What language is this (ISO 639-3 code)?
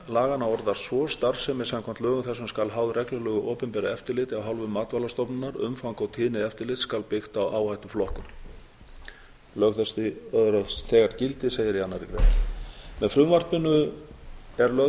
isl